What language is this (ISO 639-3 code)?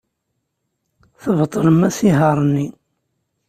kab